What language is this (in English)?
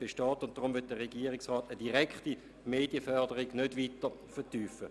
Swiss German